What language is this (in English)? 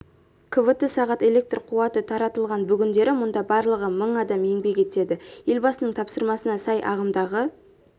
Kazakh